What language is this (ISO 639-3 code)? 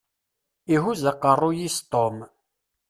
kab